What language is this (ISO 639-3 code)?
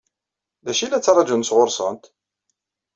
kab